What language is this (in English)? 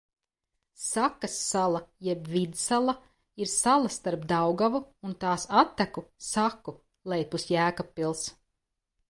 Latvian